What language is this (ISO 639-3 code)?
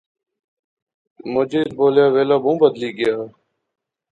phr